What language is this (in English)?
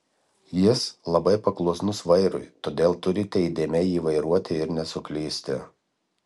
Lithuanian